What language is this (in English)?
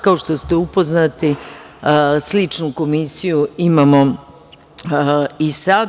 Serbian